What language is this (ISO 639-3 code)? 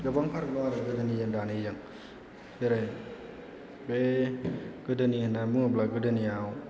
brx